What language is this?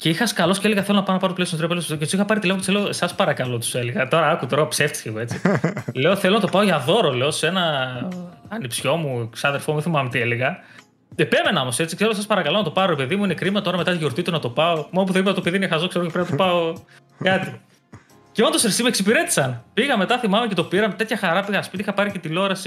Greek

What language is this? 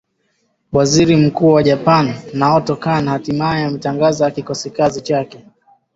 Swahili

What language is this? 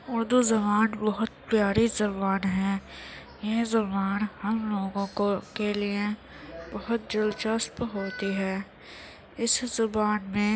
Urdu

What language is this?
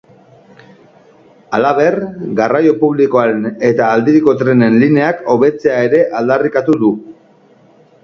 Basque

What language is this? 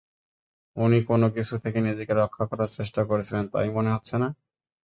Bangla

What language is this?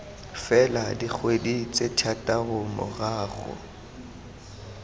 Tswana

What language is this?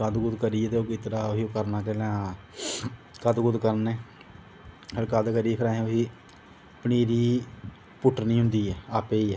Dogri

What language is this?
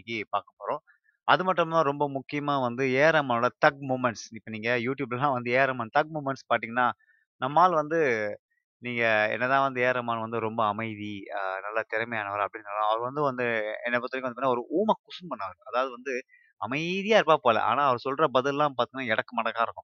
Tamil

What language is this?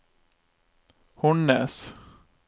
Norwegian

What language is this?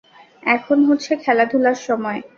Bangla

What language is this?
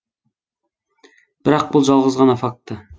Kazakh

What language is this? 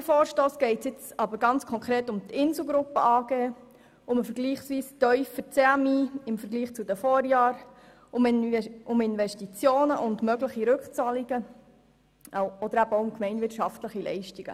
Swiss German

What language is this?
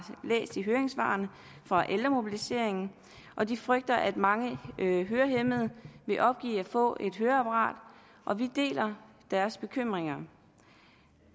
Danish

